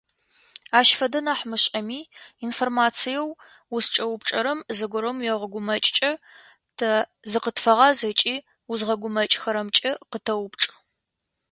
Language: Adyghe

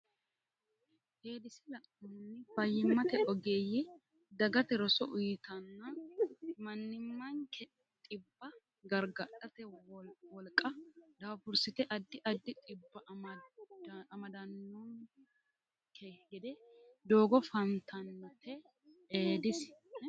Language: Sidamo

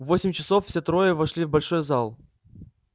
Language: Russian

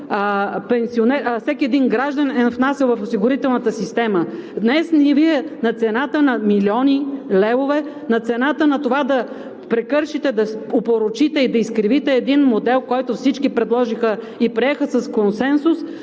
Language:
Bulgarian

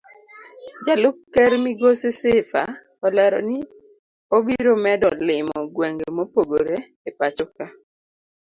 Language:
Luo (Kenya and Tanzania)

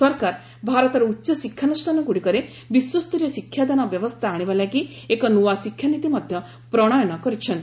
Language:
Odia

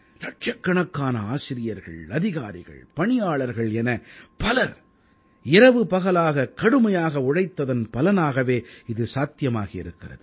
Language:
Tamil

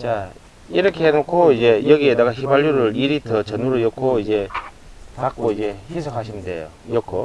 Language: Korean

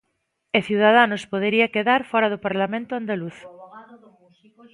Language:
Galician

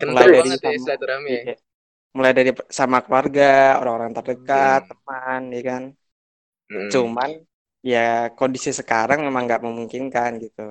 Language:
Indonesian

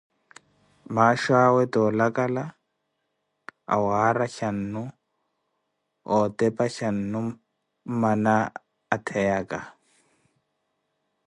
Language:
Koti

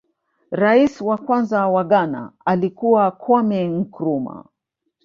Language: Swahili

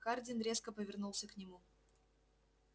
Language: Russian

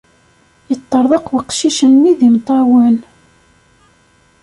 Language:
Kabyle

